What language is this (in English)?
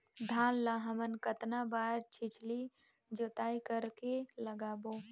Chhattisgarhi